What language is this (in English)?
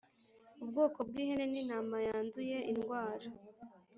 Kinyarwanda